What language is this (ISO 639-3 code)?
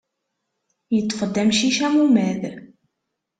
kab